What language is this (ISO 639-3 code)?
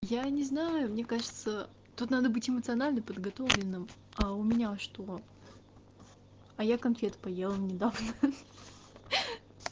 rus